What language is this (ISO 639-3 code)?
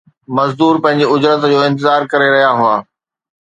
snd